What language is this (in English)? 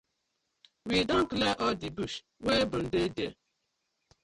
Nigerian Pidgin